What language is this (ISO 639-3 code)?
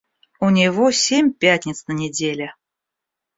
rus